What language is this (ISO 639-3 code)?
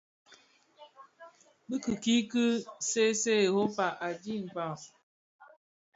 ksf